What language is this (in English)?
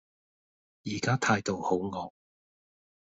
Cantonese